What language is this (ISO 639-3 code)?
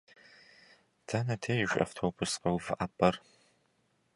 kbd